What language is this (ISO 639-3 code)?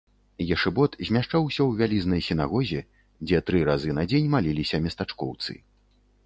bel